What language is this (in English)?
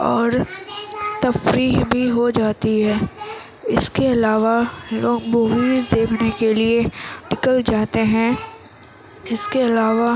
Urdu